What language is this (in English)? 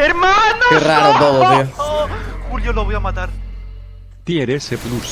Spanish